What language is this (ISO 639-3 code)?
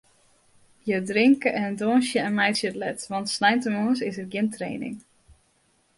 fry